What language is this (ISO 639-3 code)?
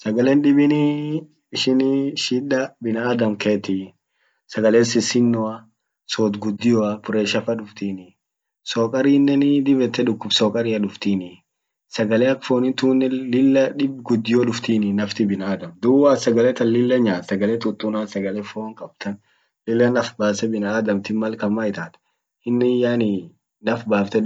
orc